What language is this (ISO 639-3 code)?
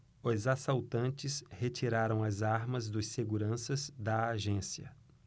por